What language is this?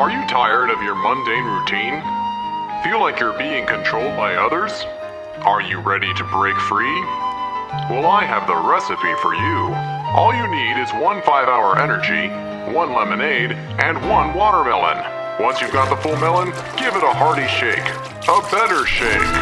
English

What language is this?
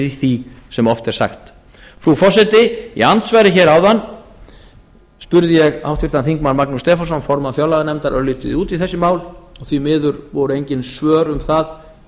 Icelandic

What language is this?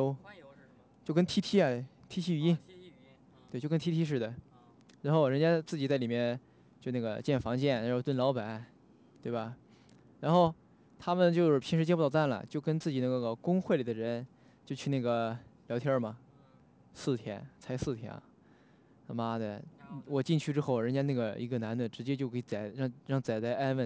Chinese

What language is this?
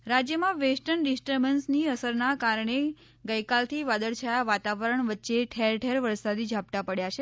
Gujarati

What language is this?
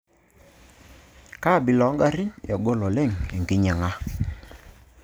Masai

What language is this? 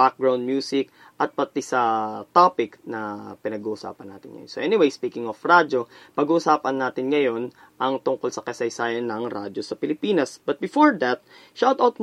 Filipino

